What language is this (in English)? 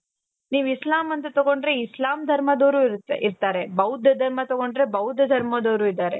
Kannada